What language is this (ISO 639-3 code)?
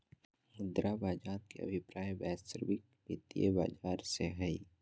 mag